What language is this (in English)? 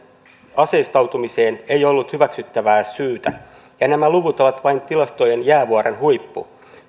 Finnish